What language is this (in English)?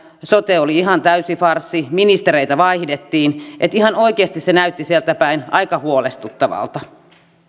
Finnish